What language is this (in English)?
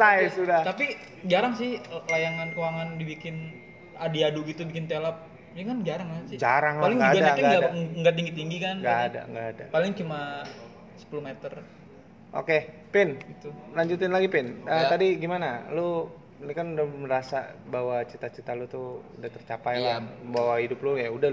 Indonesian